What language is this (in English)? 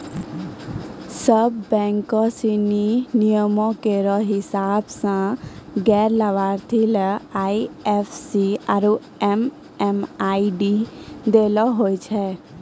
Maithili